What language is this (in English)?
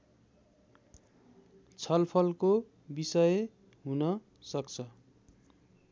Nepali